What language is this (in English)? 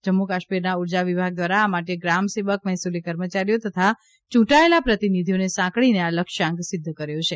Gujarati